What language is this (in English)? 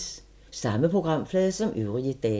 Danish